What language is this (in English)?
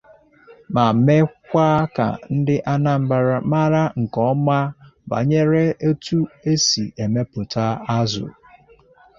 Igbo